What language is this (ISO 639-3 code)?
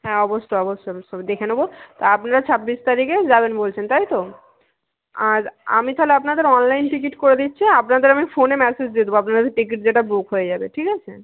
ben